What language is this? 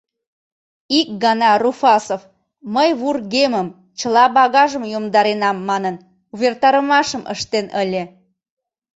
Mari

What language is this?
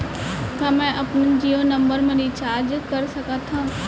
Chhattisgarhi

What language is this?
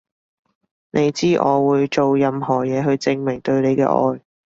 Cantonese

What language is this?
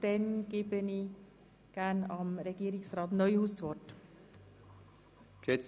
Swiss German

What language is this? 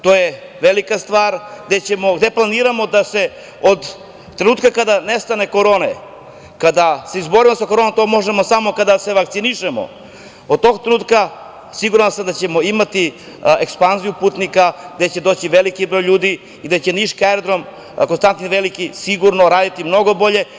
Serbian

